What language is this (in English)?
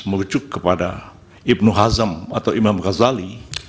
Indonesian